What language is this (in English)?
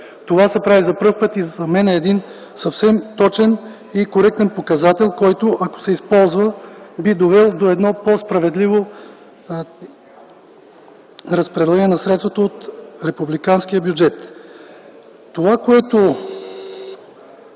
Bulgarian